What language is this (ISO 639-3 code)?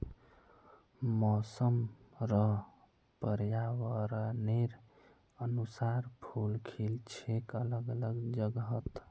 mag